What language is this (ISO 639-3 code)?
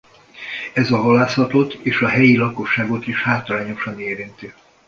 hun